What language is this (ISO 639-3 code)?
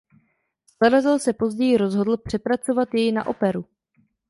ces